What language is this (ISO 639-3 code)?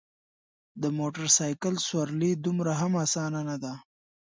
pus